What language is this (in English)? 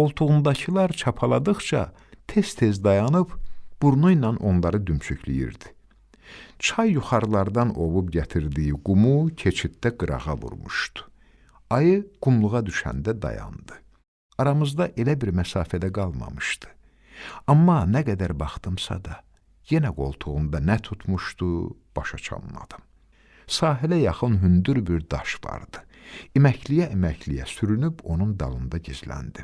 Turkish